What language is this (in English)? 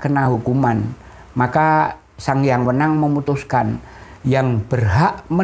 Indonesian